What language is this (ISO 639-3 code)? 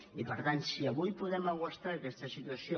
cat